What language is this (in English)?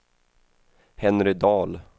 Swedish